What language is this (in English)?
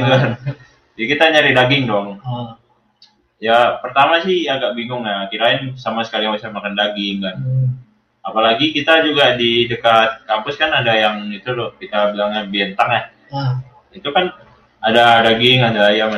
Indonesian